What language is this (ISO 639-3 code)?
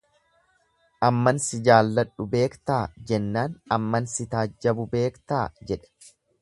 orm